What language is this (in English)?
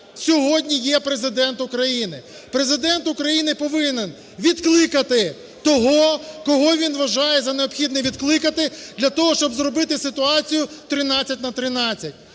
Ukrainian